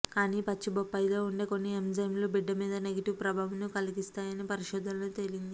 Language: Telugu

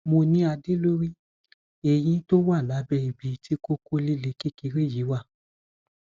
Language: Yoruba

